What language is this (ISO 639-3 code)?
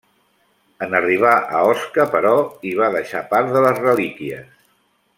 cat